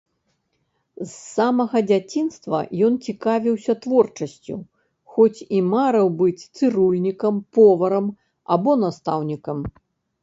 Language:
Belarusian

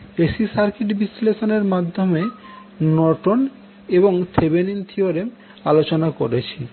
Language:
Bangla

